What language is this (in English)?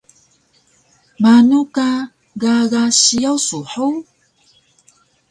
Taroko